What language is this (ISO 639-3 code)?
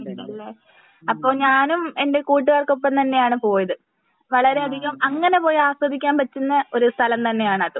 mal